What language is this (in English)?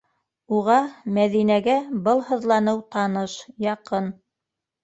Bashkir